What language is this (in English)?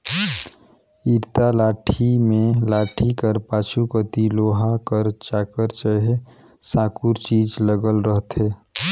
Chhattisgarhi